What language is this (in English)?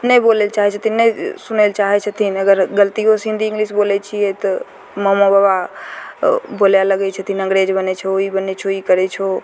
Maithili